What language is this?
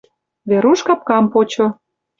Mari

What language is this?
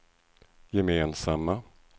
Swedish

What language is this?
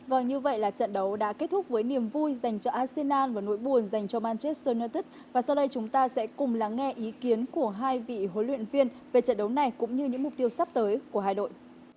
Vietnamese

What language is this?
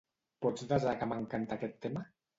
Catalan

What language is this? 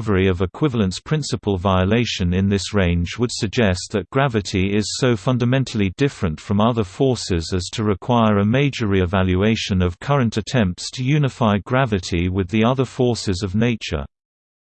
English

